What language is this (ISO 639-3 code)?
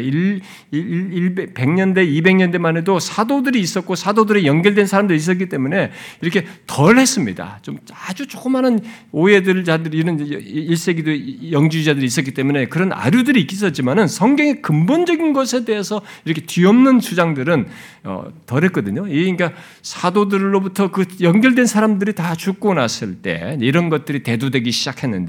kor